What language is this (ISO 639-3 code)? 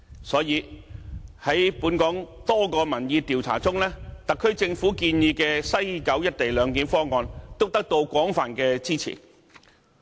yue